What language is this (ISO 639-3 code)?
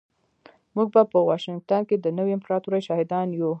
pus